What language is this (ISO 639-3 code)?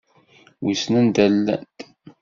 kab